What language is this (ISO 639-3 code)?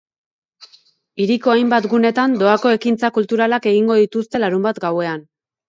eus